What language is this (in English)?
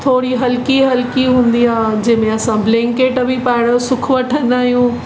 Sindhi